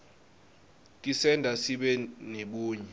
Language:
Swati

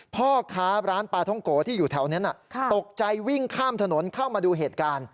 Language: Thai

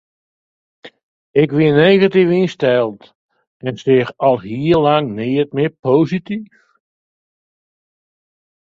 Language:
Western Frisian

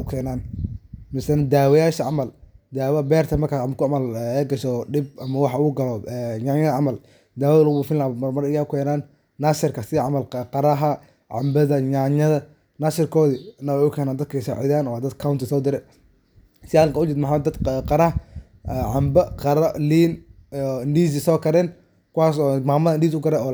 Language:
Somali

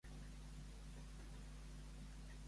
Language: Catalan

